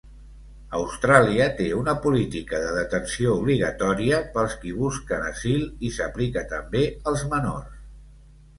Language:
Catalan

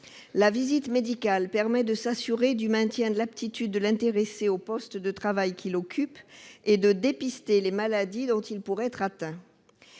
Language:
French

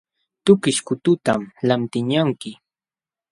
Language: Jauja Wanca Quechua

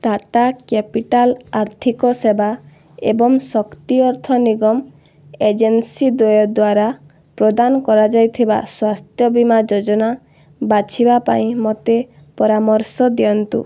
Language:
Odia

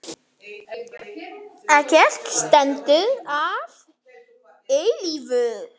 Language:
Icelandic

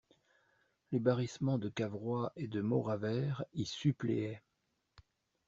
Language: French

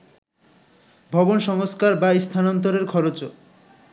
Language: Bangla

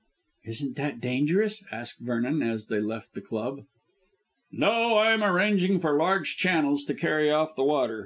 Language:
English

